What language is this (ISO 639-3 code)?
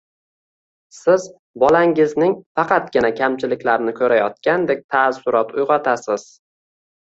uzb